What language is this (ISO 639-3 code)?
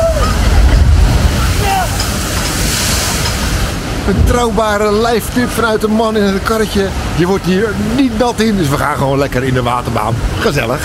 nld